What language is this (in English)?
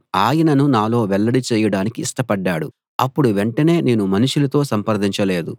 Telugu